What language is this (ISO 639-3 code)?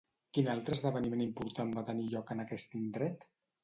cat